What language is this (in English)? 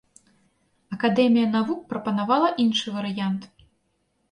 Belarusian